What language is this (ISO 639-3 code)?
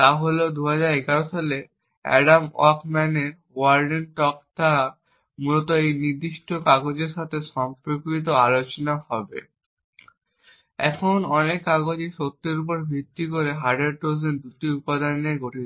ben